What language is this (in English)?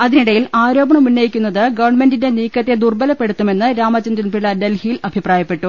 Malayalam